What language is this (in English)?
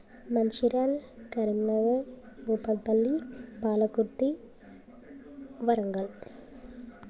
Telugu